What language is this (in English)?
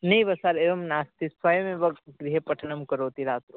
Sanskrit